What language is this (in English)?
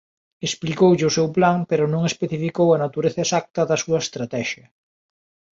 Galician